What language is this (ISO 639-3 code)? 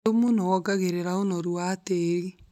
kik